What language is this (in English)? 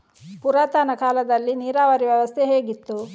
Kannada